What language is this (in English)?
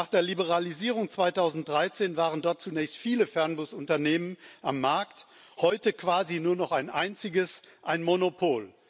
German